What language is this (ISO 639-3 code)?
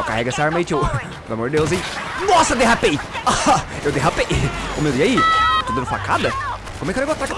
por